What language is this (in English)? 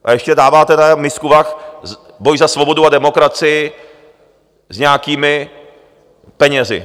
Czech